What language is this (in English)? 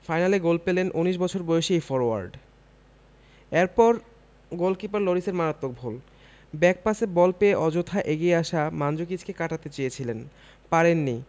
Bangla